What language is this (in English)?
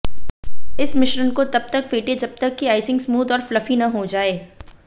Hindi